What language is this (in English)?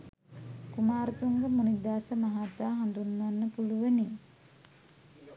Sinhala